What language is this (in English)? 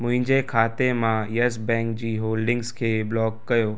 Sindhi